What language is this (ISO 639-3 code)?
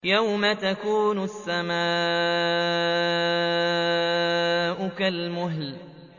ara